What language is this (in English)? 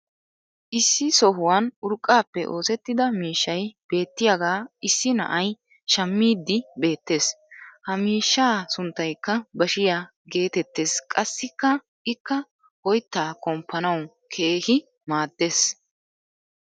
Wolaytta